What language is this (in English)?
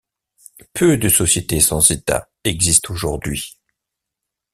French